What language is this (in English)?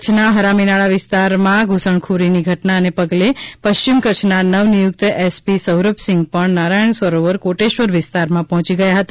Gujarati